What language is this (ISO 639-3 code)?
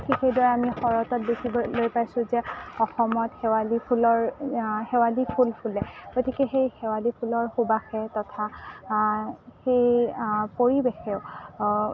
asm